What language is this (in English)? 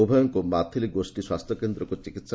Odia